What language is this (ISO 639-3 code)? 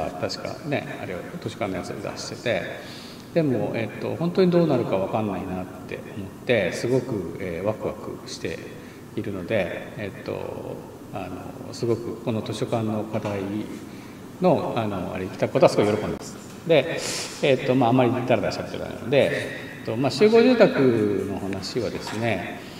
jpn